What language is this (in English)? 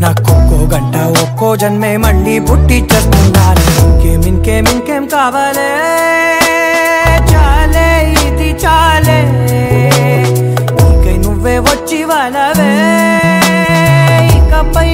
Vietnamese